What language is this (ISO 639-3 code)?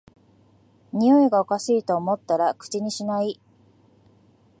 jpn